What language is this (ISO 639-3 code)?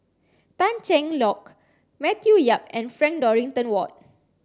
eng